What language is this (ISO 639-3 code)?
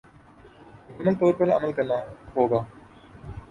urd